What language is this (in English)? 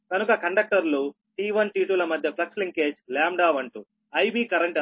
Telugu